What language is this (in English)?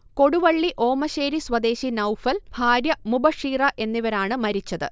Malayalam